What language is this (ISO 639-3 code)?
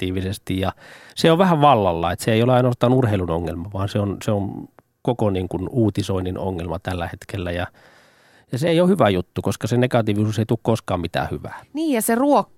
fin